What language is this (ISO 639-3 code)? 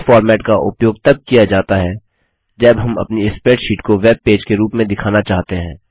hin